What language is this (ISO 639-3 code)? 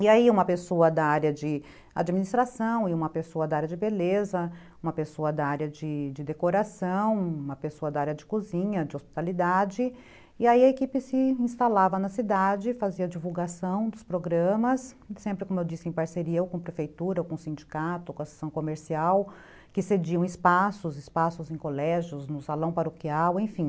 por